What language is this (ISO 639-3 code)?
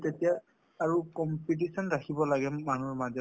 asm